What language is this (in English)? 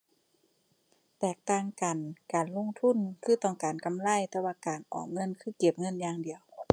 Thai